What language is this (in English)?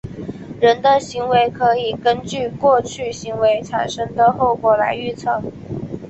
Chinese